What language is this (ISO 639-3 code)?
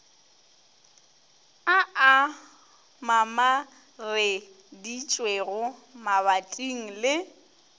nso